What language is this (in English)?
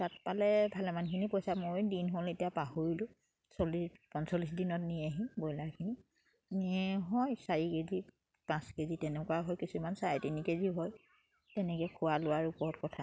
Assamese